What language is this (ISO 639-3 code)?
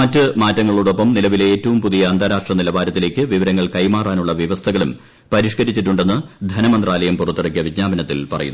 mal